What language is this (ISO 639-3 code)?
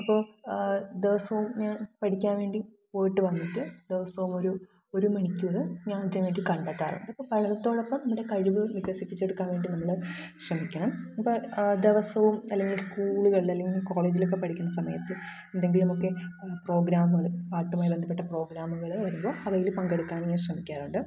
mal